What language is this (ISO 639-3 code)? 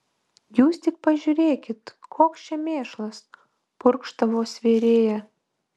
lit